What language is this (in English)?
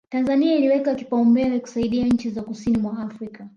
Swahili